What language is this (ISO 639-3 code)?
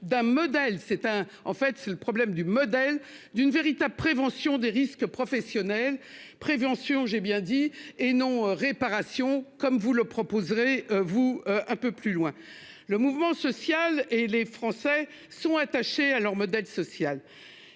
fra